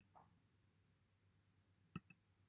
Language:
Welsh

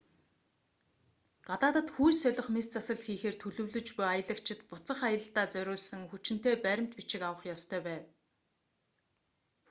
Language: Mongolian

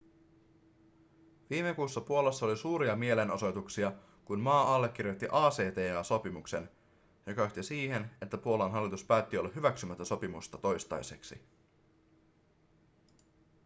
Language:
Finnish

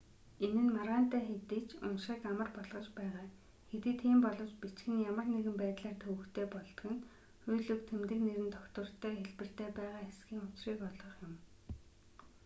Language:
Mongolian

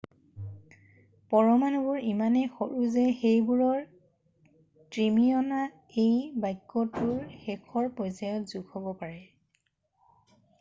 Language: Assamese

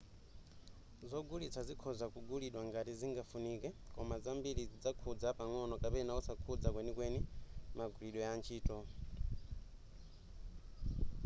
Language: Nyanja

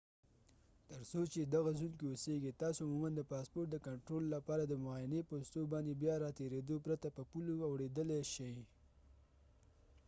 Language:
Pashto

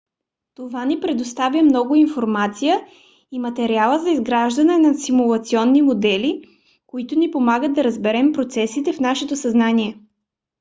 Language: Bulgarian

